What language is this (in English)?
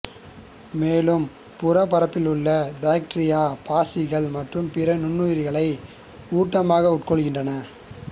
Tamil